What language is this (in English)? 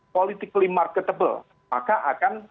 Indonesian